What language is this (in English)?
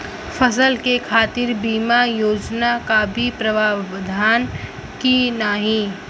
Bhojpuri